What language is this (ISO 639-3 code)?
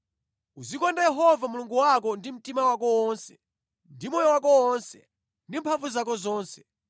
nya